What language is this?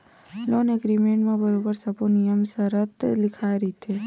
Chhattisgarhi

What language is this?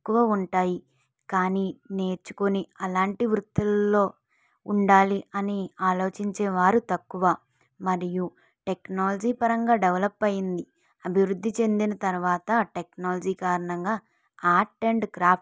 Telugu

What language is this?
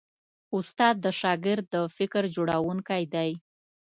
Pashto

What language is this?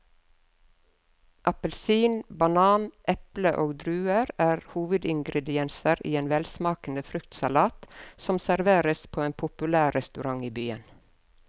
Norwegian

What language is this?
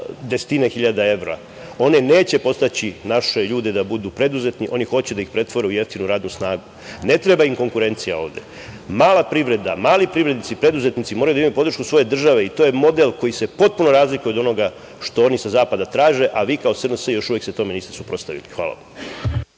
Serbian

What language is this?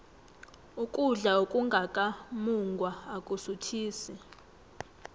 South Ndebele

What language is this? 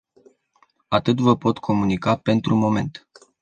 Romanian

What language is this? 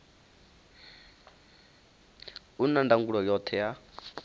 Venda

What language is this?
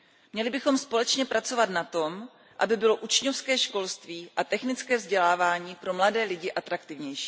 Czech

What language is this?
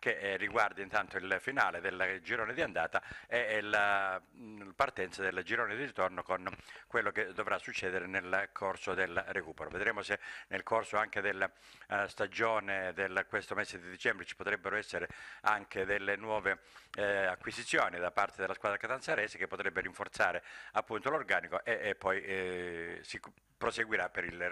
Italian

